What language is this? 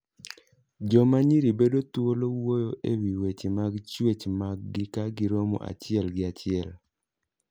Luo (Kenya and Tanzania)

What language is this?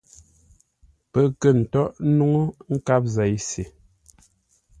Ngombale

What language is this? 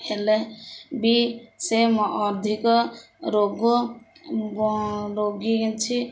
Odia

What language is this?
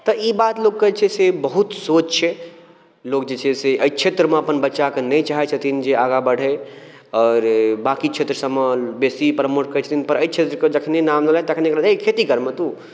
Maithili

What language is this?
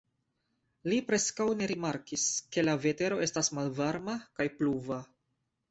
Esperanto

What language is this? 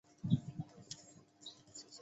Chinese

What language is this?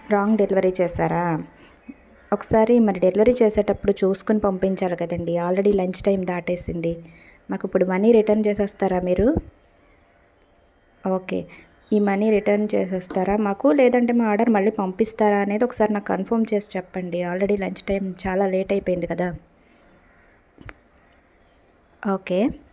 Telugu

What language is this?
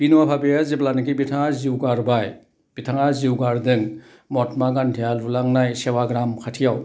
Bodo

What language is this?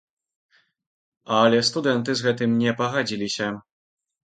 Belarusian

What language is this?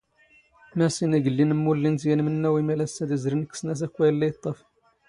Standard Moroccan Tamazight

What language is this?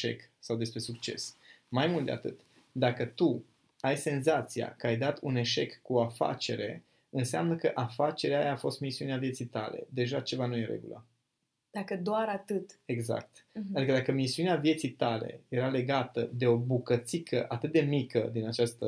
Romanian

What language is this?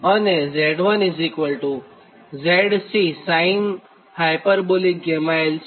Gujarati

